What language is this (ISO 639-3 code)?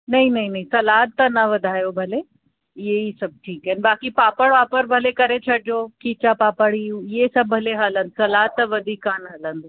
snd